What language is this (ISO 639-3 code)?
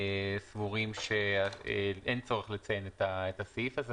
heb